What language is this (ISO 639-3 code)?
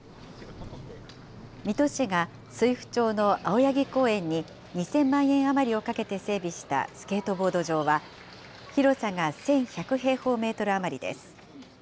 jpn